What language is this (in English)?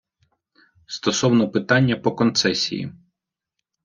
Ukrainian